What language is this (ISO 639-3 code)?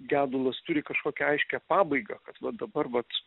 lit